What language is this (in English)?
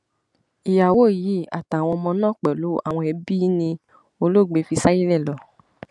Yoruba